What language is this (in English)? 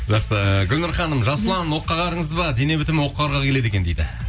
Kazakh